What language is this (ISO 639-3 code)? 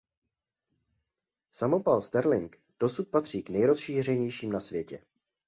ces